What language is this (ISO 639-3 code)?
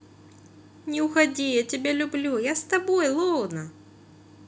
rus